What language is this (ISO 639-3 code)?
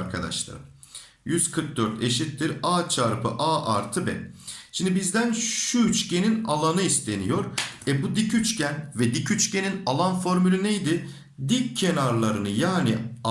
tur